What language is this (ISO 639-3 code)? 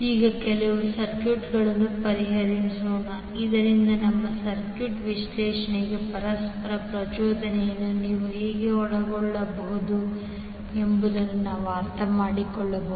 kan